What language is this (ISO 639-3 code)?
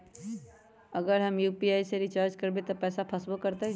mag